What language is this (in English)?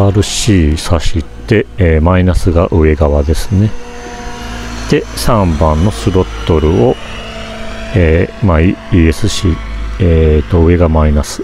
Japanese